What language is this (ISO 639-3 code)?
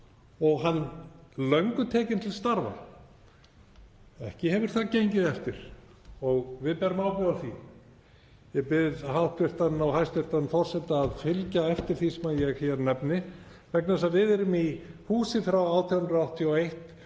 isl